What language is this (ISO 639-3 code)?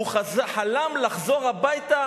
heb